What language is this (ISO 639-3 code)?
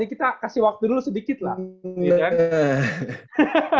ind